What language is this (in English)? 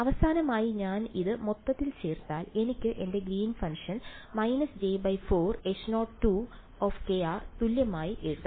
Malayalam